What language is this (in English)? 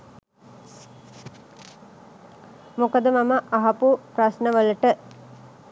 Sinhala